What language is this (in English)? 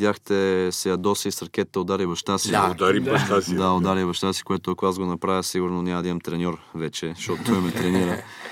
Bulgarian